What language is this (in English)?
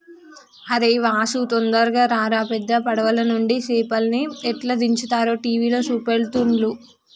Telugu